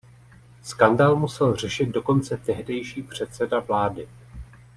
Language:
Czech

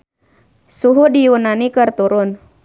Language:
Sundanese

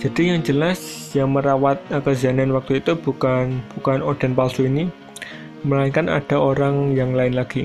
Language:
Indonesian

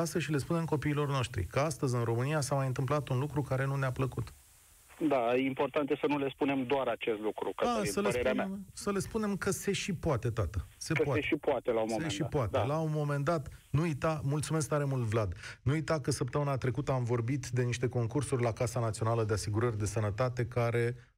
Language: Romanian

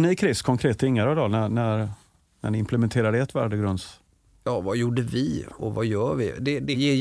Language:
Swedish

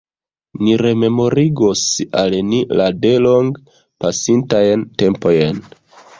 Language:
Esperanto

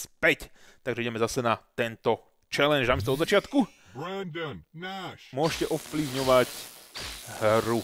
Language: Slovak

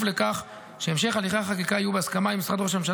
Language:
Hebrew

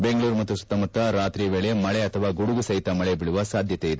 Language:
Kannada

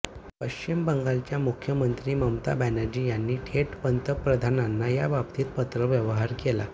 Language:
Marathi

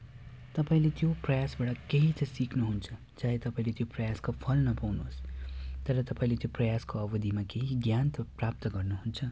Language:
Nepali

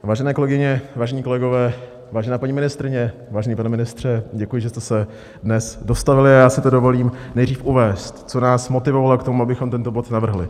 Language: Czech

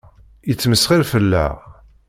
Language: Kabyle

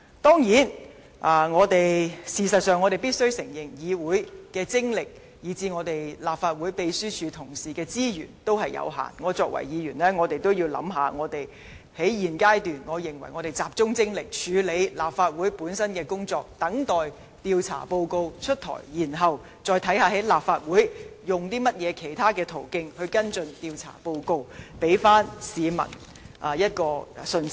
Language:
Cantonese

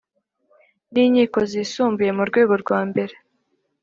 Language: Kinyarwanda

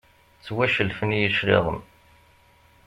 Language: Kabyle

